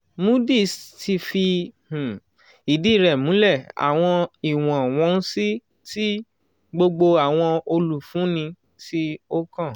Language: Yoruba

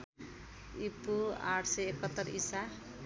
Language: Nepali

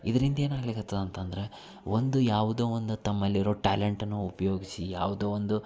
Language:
Kannada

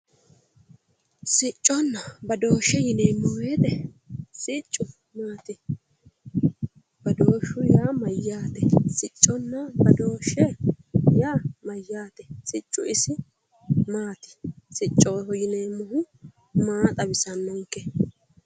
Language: Sidamo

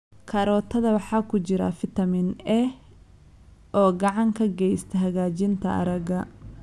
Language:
Somali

